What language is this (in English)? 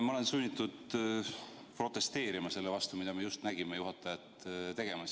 Estonian